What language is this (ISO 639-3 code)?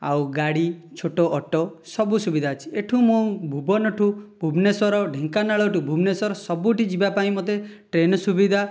ori